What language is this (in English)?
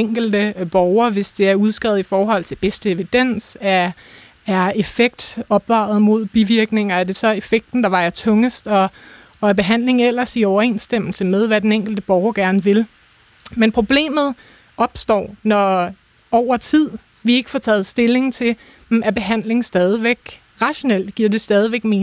Danish